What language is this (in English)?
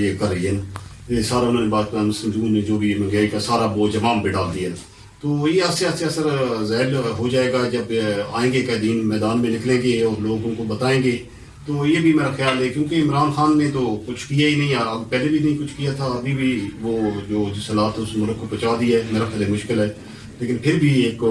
Urdu